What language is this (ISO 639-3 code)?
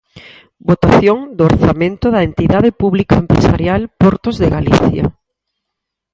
glg